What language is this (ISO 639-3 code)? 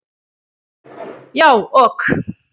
isl